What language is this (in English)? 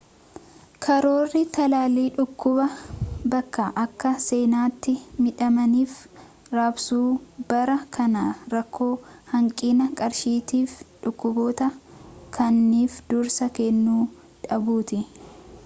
Oromo